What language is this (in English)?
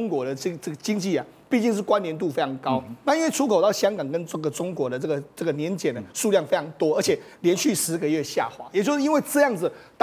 Chinese